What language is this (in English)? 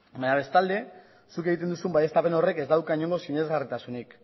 Basque